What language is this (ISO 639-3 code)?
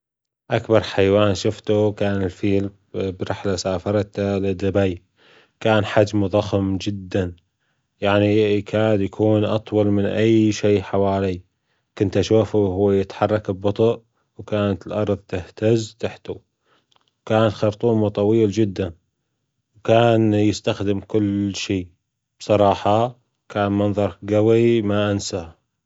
afb